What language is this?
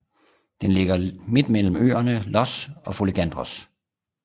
Danish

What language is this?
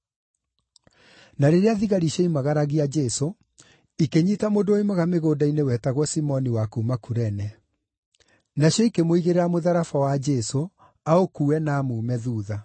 Kikuyu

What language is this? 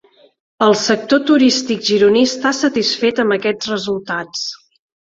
Catalan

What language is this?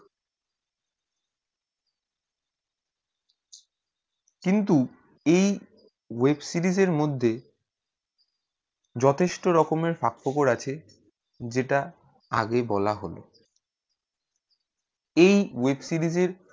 Bangla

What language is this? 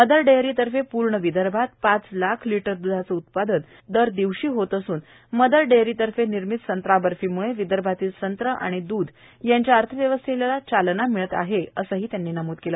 Marathi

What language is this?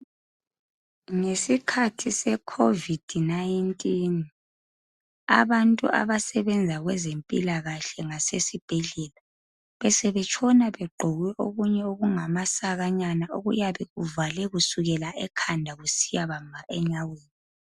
North Ndebele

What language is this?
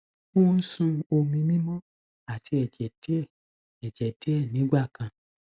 Yoruba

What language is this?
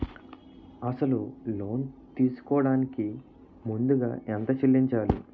Telugu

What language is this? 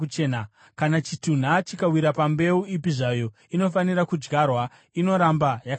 Shona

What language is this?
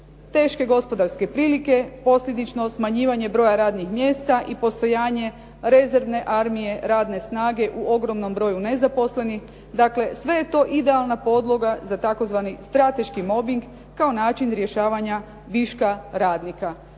Croatian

